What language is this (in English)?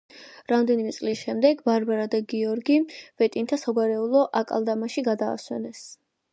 Georgian